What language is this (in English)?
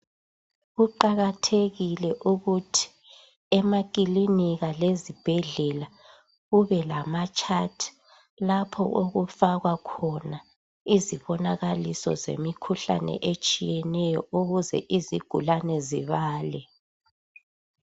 North Ndebele